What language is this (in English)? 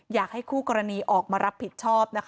Thai